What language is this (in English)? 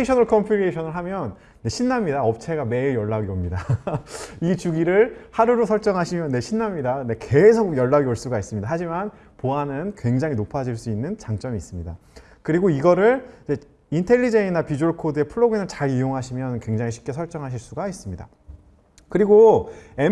Korean